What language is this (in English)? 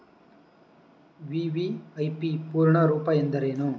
Kannada